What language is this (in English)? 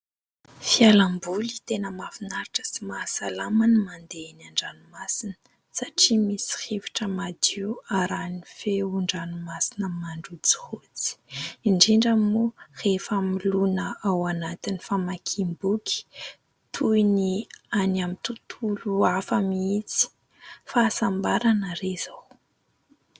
Malagasy